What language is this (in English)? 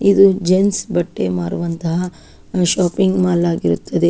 Kannada